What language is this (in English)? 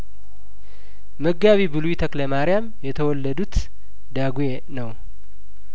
Amharic